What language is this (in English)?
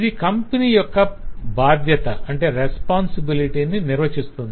Telugu